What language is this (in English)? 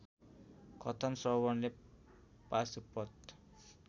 Nepali